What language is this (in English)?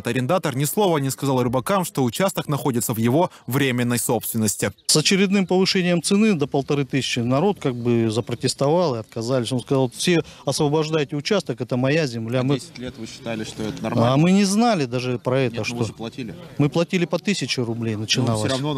Russian